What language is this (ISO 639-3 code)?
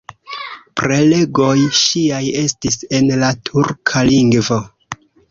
epo